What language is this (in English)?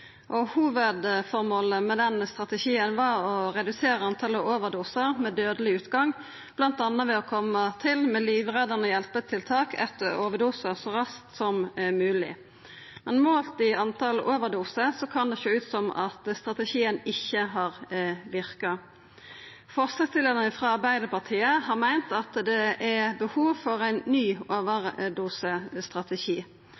Norwegian